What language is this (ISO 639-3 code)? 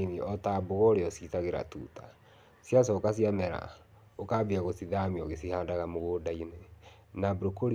kik